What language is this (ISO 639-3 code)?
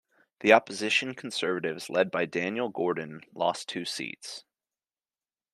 eng